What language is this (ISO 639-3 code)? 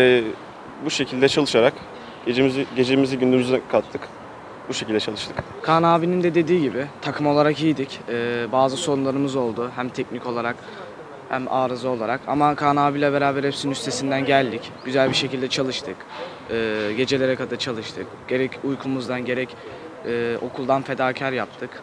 tur